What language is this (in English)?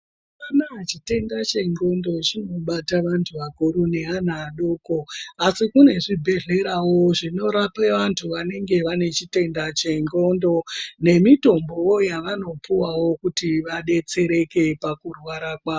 Ndau